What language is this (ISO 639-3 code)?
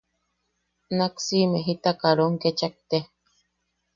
yaq